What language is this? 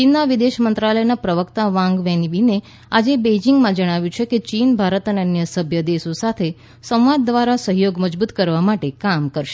Gujarati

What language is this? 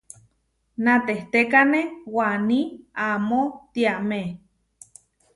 Huarijio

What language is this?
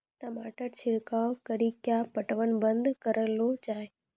Maithili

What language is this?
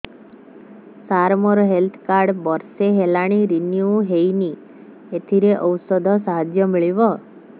Odia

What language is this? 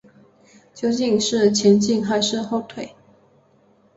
Chinese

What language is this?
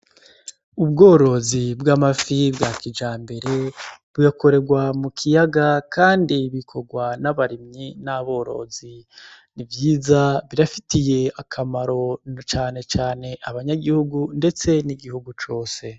Rundi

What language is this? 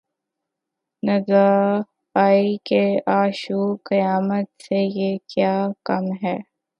Urdu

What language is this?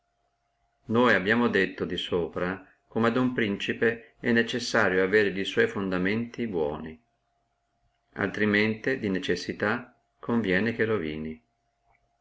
Italian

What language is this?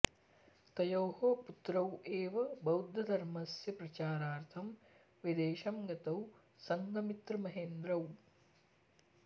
Sanskrit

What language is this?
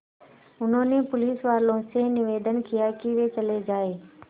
Hindi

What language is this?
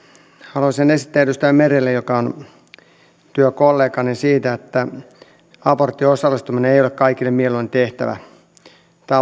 Finnish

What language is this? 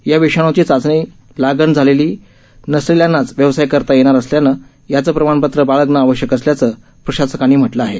Marathi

